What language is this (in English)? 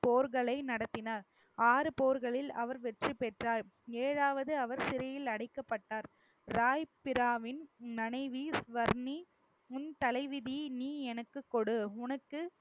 Tamil